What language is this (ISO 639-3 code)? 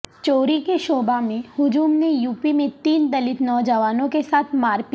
urd